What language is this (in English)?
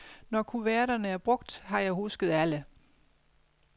Danish